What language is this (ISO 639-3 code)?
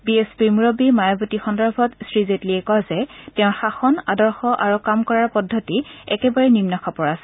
asm